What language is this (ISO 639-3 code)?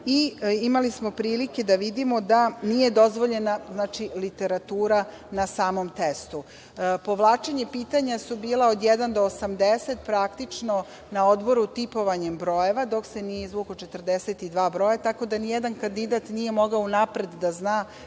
srp